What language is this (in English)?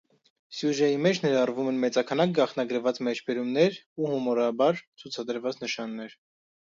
Armenian